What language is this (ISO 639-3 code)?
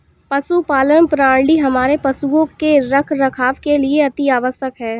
hin